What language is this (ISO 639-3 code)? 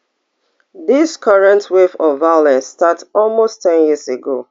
pcm